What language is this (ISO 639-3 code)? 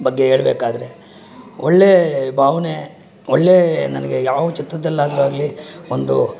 kan